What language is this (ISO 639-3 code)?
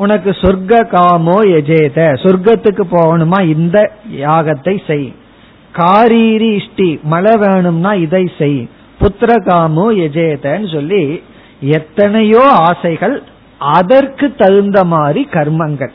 tam